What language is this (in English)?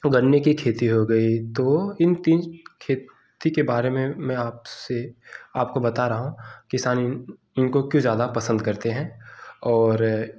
Hindi